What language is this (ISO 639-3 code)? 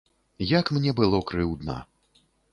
bel